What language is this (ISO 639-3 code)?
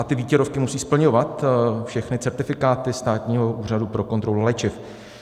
ces